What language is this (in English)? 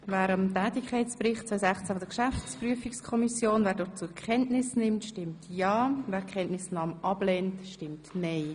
Swiss German